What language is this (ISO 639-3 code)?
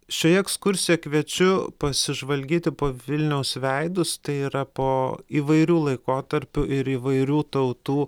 lit